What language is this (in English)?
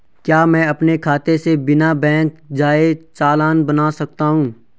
Hindi